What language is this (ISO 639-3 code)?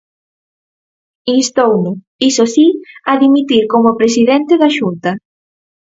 glg